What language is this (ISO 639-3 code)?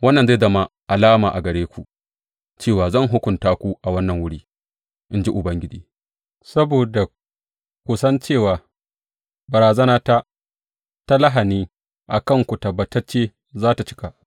hau